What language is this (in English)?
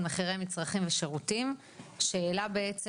Hebrew